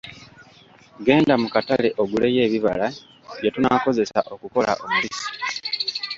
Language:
Ganda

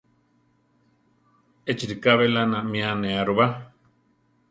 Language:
Central Tarahumara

